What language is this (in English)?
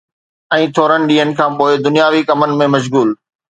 Sindhi